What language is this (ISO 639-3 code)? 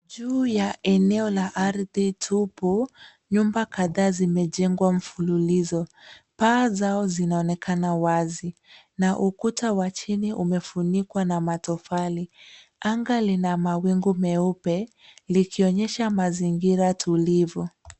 swa